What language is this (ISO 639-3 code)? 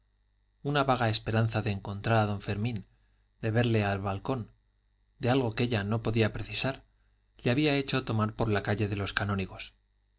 spa